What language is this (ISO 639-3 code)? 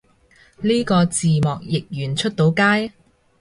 yue